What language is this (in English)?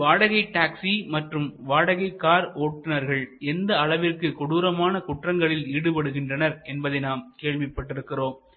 Tamil